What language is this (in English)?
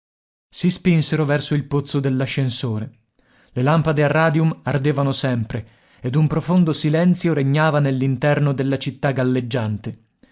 Italian